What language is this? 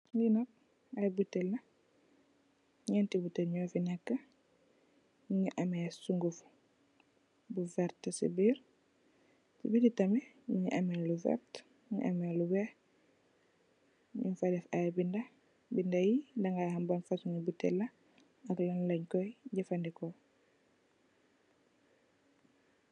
Wolof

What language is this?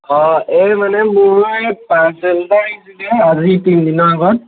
Assamese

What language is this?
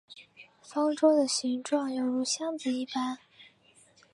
Chinese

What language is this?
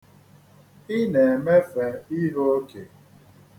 Igbo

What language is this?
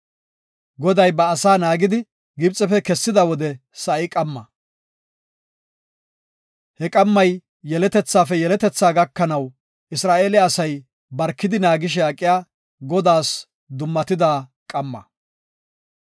Gofa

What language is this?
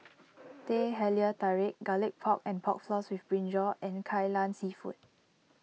English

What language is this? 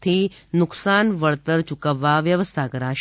Gujarati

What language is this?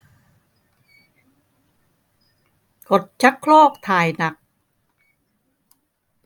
Thai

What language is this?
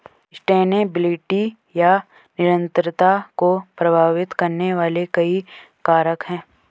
Hindi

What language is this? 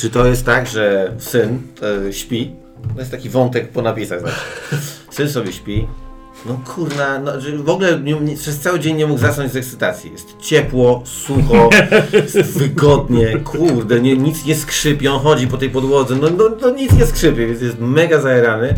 Polish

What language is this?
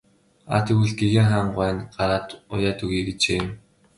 Mongolian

